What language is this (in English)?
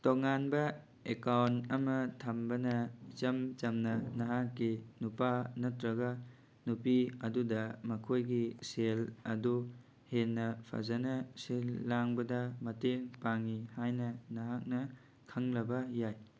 Manipuri